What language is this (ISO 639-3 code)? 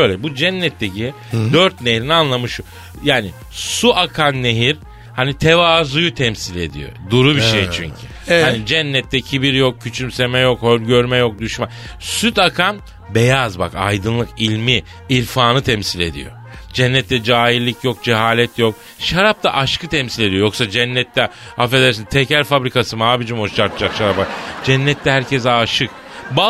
tur